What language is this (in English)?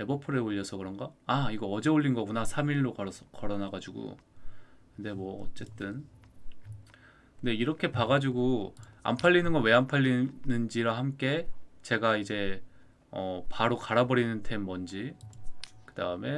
Korean